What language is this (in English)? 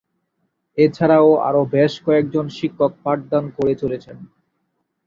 Bangla